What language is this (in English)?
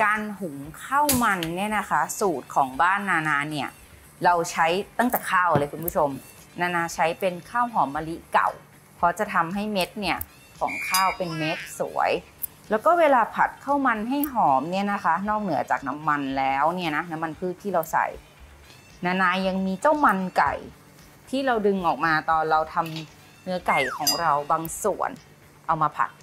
Thai